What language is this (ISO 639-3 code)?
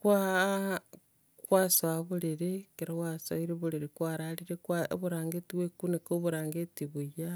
guz